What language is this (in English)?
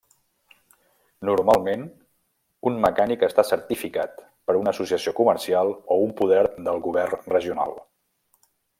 Catalan